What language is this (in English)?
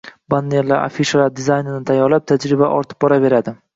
Uzbek